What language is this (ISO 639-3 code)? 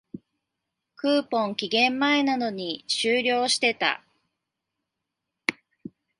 jpn